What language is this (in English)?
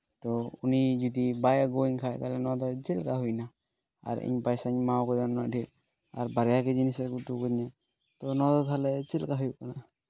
Santali